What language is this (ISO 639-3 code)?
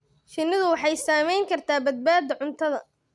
som